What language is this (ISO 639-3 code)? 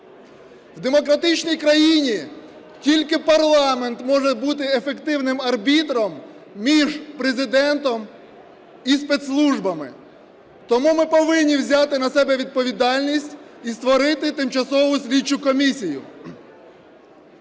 ukr